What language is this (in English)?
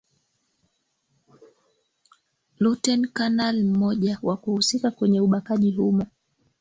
Swahili